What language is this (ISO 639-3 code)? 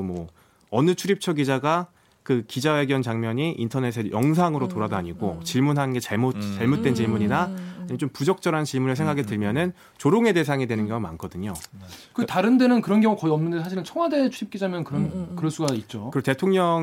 kor